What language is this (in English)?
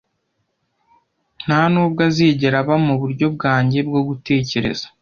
Kinyarwanda